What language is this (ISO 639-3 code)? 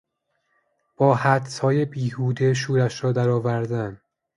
fas